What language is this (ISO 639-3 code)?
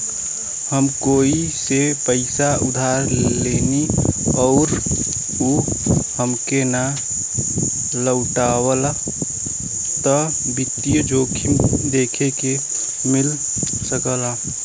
bho